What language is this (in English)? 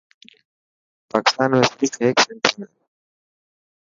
Dhatki